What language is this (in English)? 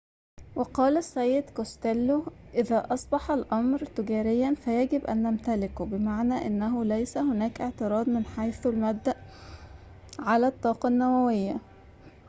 Arabic